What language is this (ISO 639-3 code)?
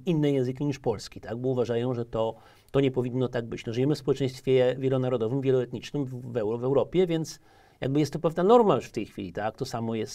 pol